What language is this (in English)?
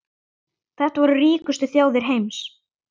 Icelandic